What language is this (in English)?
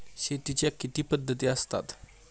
Marathi